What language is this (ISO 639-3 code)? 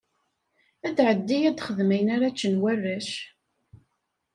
kab